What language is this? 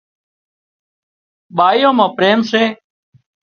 Wadiyara Koli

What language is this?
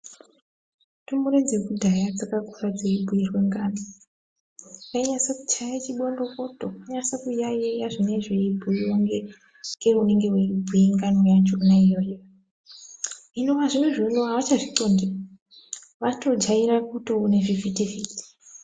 Ndau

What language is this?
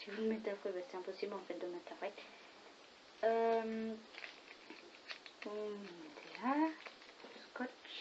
French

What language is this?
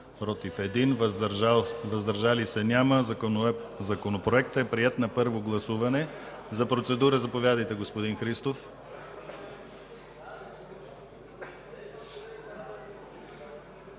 Bulgarian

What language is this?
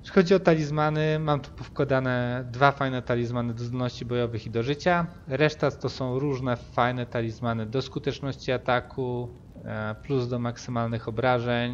Polish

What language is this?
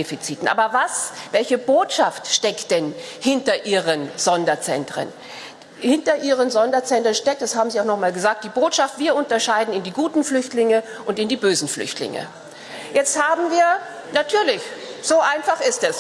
German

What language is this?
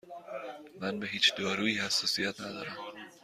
Persian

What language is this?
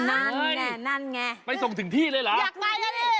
Thai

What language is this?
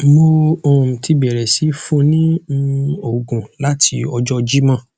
Yoruba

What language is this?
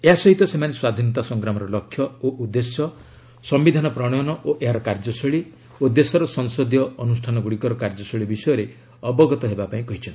Odia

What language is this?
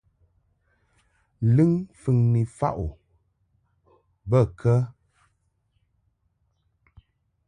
Mungaka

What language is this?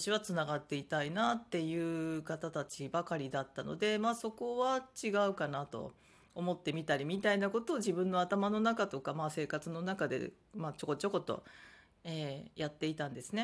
Japanese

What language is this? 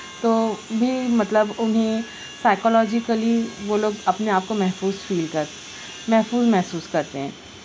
Urdu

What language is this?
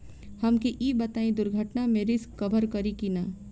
Bhojpuri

